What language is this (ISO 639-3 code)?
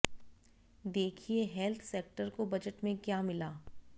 hin